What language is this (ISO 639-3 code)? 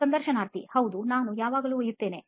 kan